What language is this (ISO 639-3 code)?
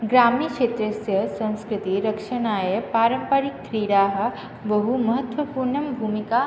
san